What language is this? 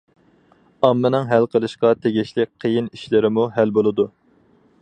Uyghur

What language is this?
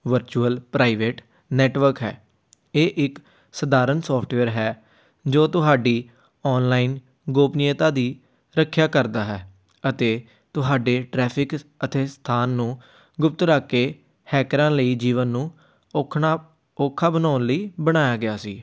Punjabi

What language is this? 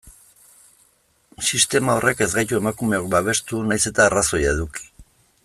Basque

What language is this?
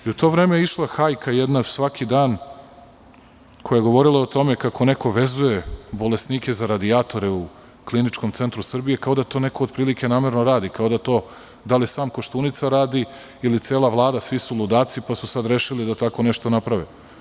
Serbian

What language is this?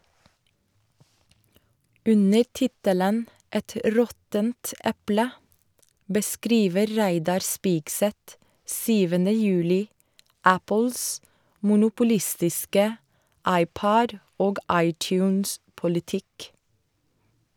Norwegian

